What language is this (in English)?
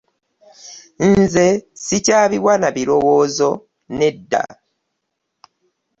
Ganda